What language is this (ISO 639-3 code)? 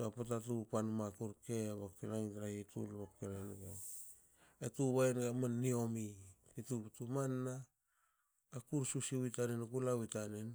hao